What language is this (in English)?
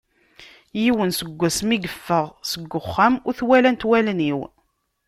Kabyle